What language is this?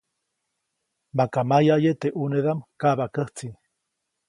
Copainalá Zoque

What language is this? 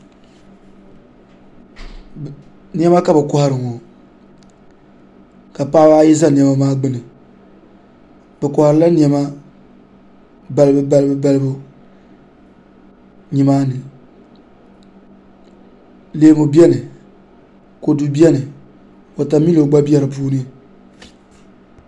Dagbani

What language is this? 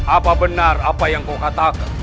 Indonesian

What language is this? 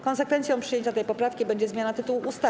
Polish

